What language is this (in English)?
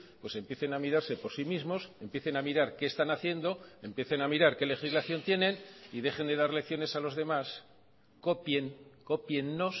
Spanish